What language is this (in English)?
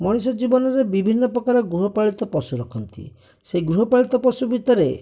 Odia